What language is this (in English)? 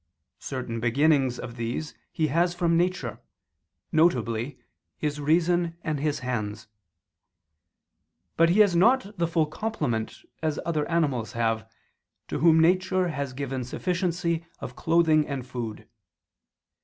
English